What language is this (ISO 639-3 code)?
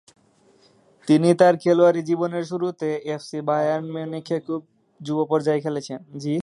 ben